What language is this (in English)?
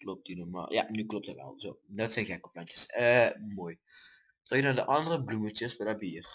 Dutch